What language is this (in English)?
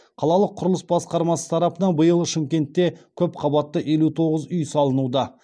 Kazakh